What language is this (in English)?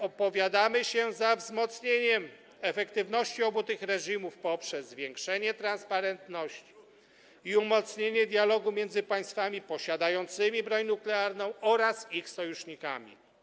Polish